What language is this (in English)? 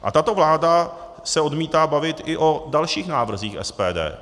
Czech